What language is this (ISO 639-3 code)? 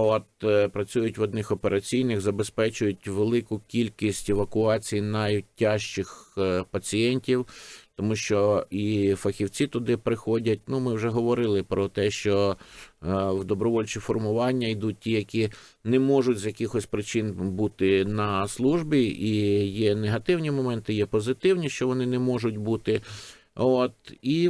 ukr